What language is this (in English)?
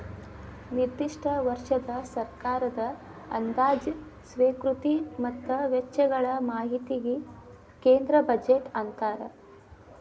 Kannada